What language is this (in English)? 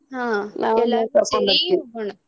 Kannada